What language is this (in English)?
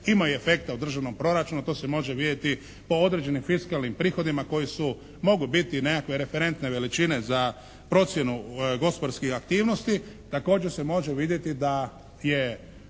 Croatian